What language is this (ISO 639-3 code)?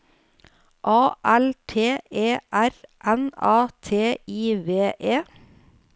nor